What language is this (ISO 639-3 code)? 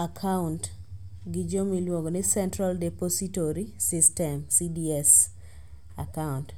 luo